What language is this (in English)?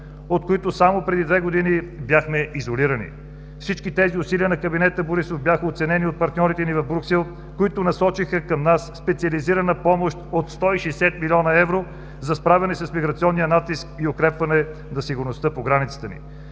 Bulgarian